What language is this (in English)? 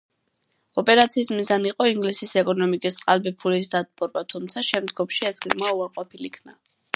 Georgian